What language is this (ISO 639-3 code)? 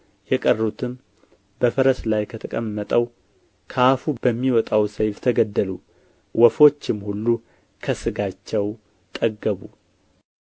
amh